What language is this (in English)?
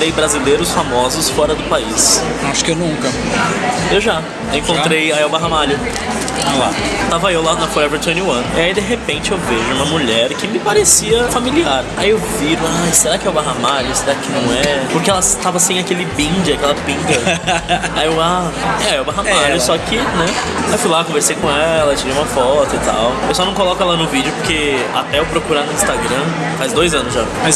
Portuguese